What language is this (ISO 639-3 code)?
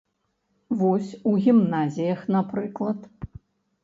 bel